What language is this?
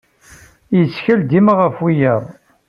Kabyle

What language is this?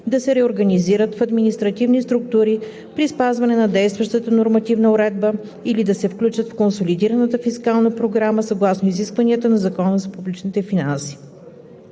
Bulgarian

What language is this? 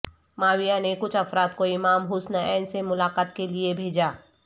Urdu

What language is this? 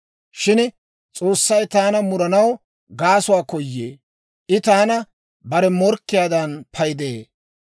Dawro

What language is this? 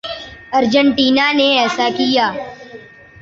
Urdu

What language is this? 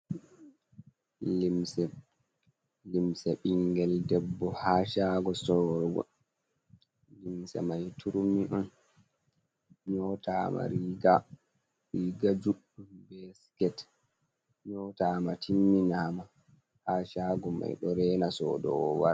Fula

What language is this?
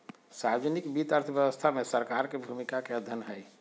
Magahi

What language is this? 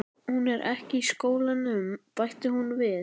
Icelandic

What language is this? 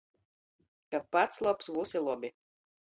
Latgalian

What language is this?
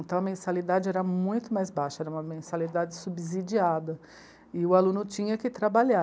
Portuguese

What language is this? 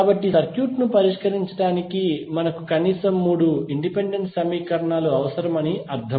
Telugu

